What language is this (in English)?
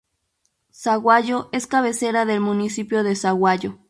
Spanish